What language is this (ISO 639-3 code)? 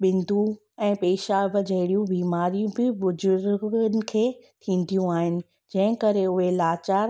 snd